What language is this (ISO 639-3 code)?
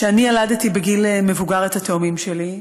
heb